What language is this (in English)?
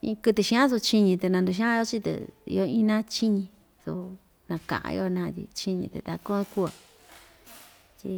Ixtayutla Mixtec